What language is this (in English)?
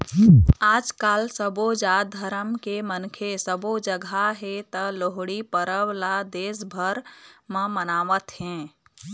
Chhattisgarhi